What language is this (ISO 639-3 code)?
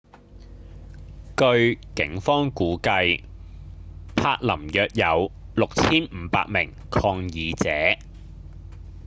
yue